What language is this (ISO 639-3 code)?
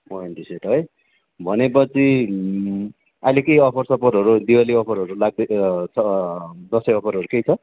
nep